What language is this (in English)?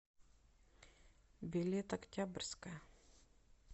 Russian